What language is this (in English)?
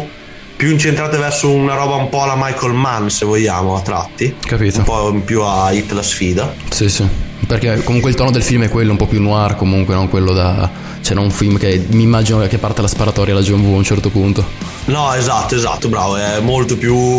Italian